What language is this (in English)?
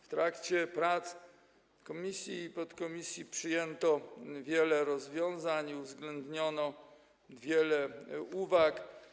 Polish